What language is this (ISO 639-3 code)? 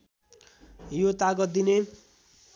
nep